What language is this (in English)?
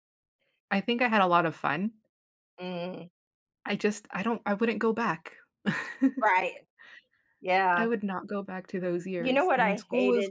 English